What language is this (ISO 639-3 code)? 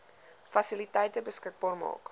afr